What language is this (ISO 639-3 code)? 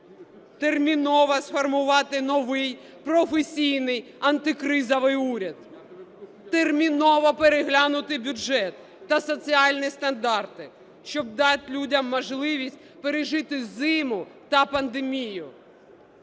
ukr